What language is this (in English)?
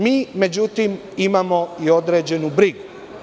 Serbian